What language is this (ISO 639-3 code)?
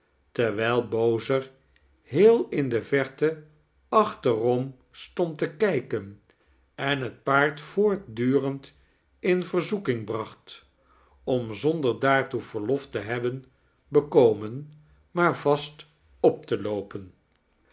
nld